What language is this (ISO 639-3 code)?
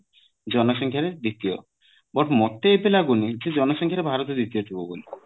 ori